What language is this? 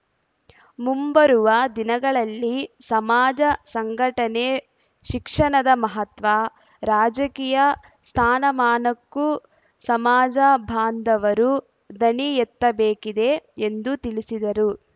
Kannada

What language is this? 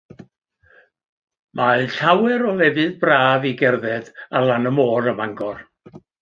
Welsh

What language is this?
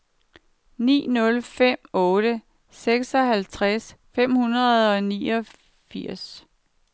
Danish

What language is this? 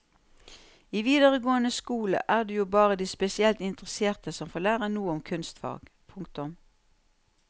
Norwegian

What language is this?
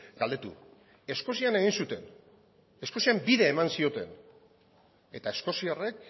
Basque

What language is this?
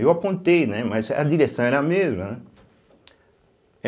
Portuguese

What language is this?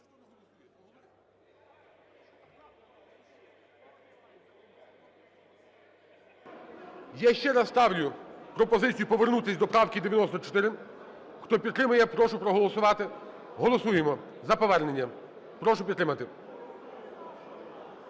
Ukrainian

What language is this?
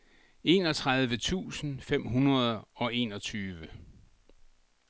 Danish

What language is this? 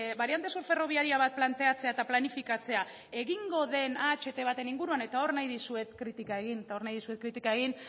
Basque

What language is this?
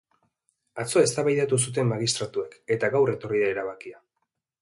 Basque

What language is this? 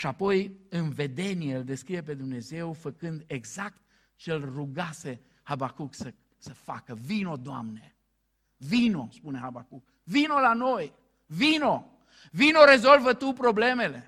Romanian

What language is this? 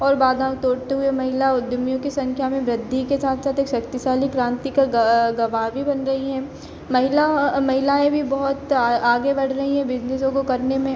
Hindi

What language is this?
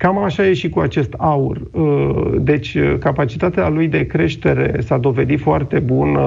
Romanian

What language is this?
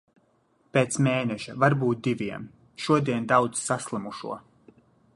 Latvian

